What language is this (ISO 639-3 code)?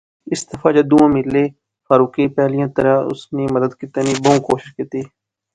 phr